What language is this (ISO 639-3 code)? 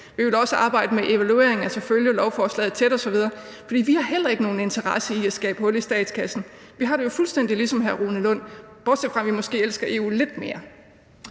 dan